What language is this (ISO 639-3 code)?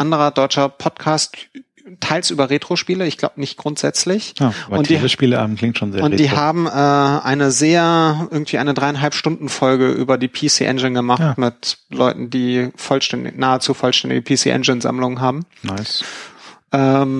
deu